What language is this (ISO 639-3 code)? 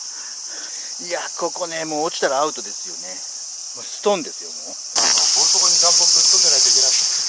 jpn